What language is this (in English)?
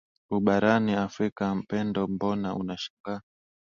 Swahili